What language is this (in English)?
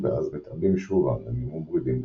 Hebrew